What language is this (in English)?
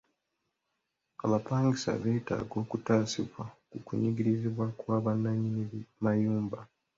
Ganda